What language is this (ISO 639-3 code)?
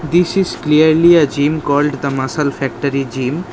eng